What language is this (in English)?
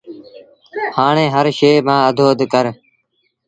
Sindhi Bhil